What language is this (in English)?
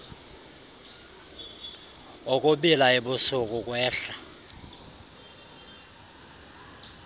Xhosa